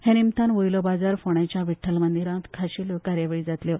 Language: Konkani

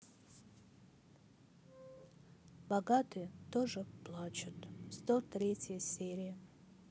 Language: Russian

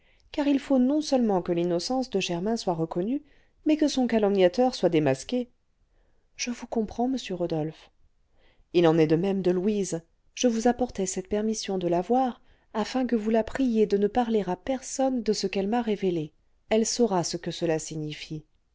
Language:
French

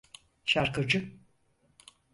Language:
Turkish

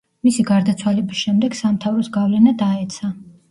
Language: Georgian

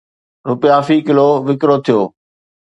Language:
Sindhi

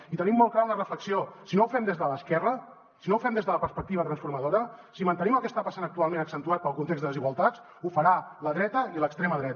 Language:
Catalan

